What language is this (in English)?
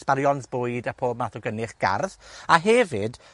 Welsh